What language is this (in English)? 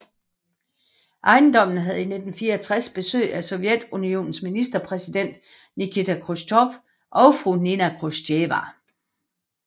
Danish